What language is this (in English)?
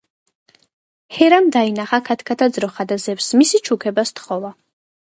Georgian